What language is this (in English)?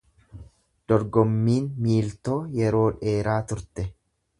Oromo